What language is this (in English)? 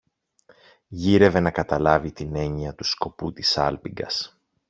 Greek